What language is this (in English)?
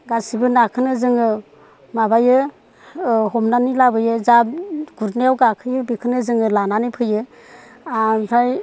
Bodo